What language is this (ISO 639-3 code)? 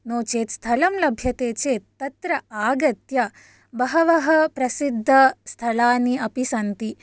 san